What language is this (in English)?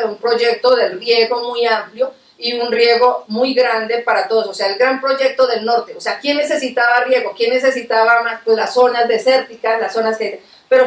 Spanish